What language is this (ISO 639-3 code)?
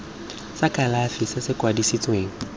tsn